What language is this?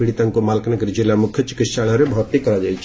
Odia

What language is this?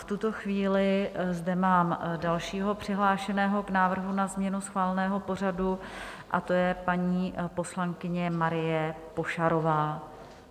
Czech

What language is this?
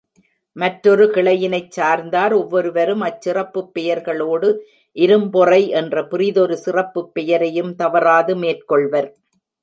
Tamil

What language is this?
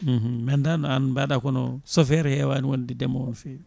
Fula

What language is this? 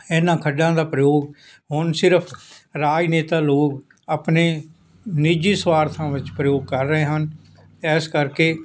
Punjabi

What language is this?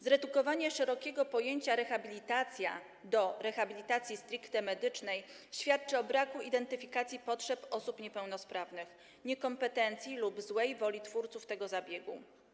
Polish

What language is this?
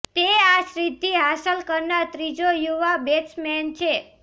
Gujarati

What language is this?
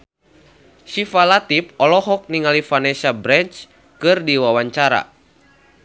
Sundanese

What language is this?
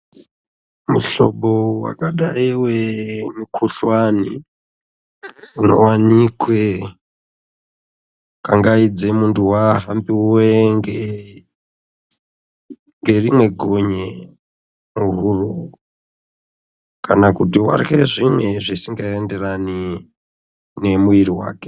Ndau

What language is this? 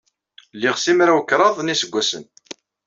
Kabyle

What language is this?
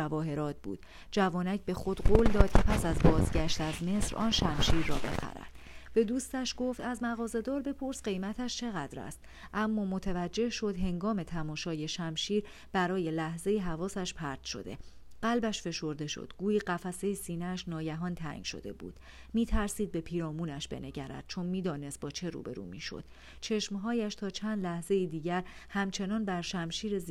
Persian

